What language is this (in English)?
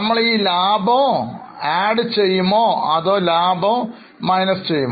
Malayalam